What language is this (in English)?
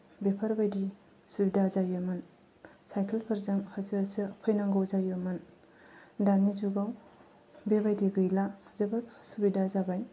Bodo